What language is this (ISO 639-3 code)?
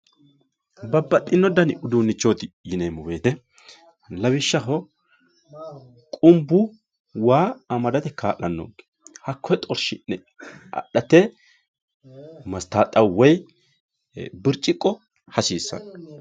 sid